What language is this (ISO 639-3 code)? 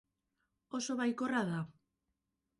eus